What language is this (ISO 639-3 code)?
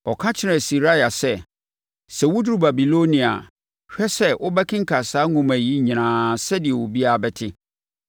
aka